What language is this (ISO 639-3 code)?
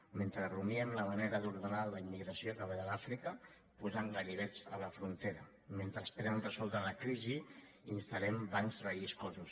cat